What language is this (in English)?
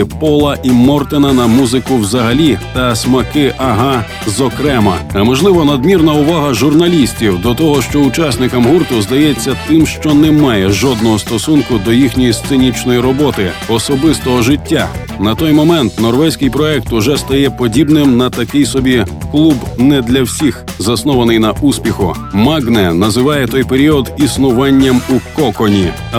Ukrainian